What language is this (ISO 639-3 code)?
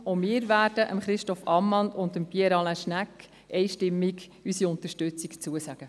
gsw